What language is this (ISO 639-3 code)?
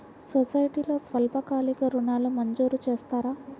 tel